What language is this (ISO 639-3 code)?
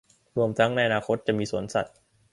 tha